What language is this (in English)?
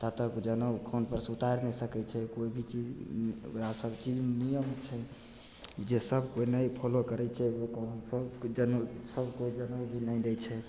Maithili